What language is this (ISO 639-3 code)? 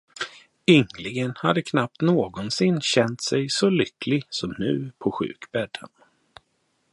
swe